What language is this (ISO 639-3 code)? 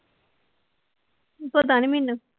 pan